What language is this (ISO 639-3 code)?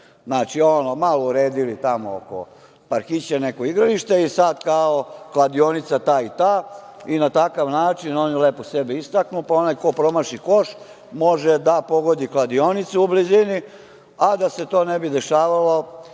srp